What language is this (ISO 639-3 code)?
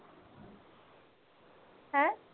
pan